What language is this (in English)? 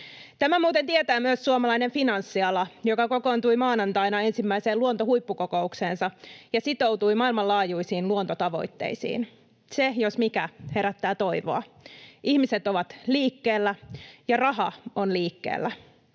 Finnish